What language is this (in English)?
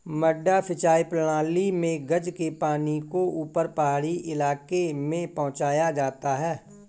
Hindi